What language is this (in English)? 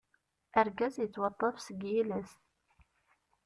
Kabyle